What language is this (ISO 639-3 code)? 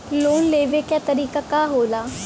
bho